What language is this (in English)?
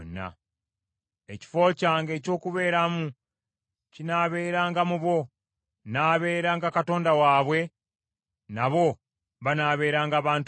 Ganda